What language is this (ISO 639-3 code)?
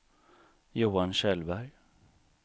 swe